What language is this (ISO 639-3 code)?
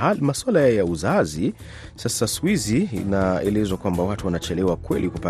swa